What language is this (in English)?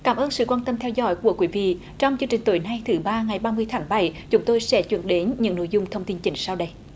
Vietnamese